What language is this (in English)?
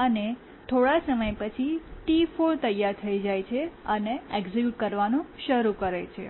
Gujarati